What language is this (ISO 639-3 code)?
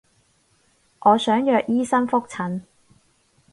yue